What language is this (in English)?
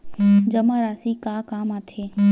Chhattisgarhi